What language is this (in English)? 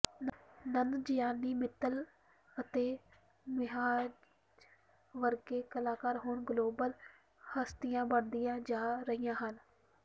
Punjabi